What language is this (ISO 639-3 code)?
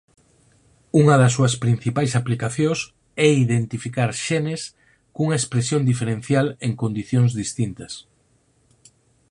glg